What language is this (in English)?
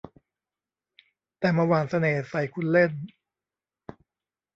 Thai